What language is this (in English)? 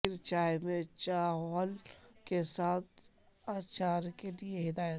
Urdu